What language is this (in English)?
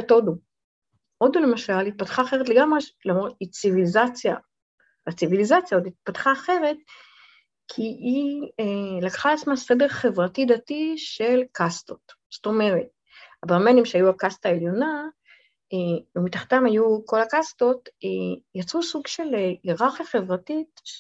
Hebrew